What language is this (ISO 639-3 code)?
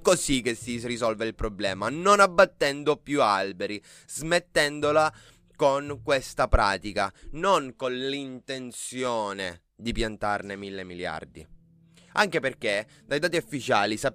ita